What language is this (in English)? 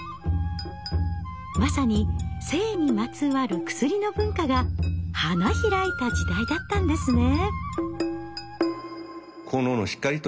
Japanese